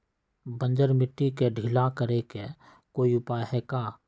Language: Magahi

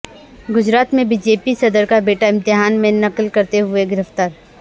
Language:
Urdu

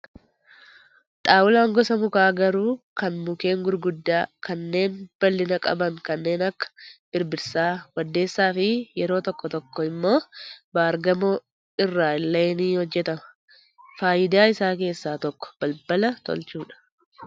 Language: Oromo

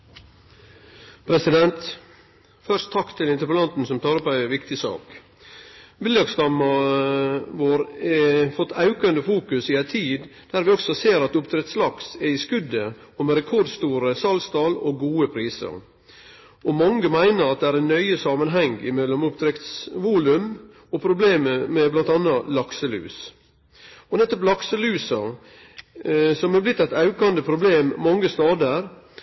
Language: Norwegian Nynorsk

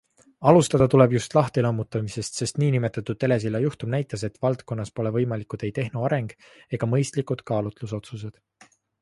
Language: Estonian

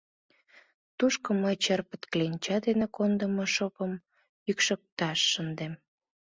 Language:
Mari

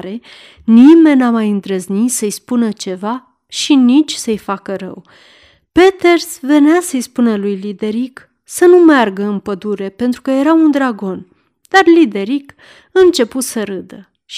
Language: Romanian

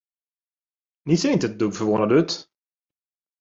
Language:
Swedish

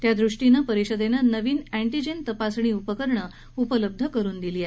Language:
Marathi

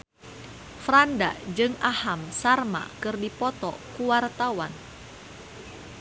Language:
Sundanese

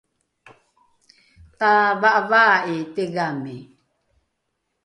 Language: Rukai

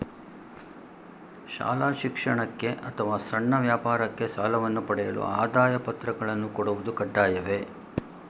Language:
Kannada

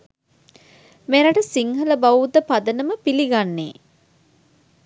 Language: Sinhala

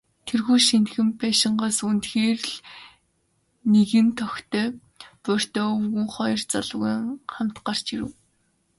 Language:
Mongolian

